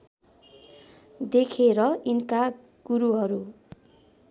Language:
Nepali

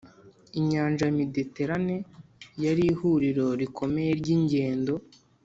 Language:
Kinyarwanda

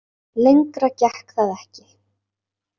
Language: Icelandic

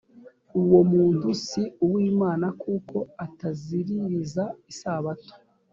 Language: Kinyarwanda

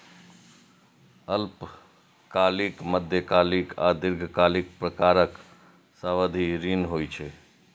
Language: Maithili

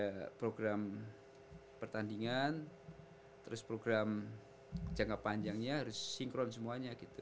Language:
Indonesian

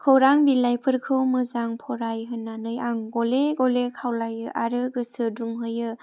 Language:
Bodo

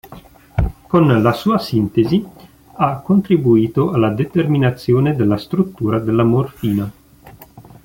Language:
Italian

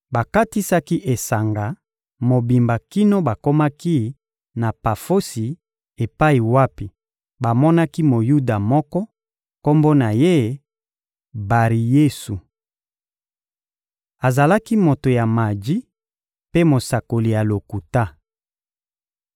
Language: Lingala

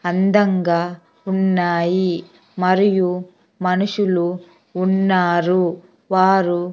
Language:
Telugu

